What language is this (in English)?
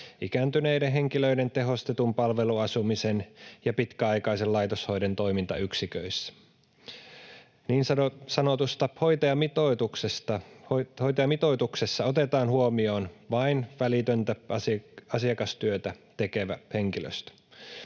Finnish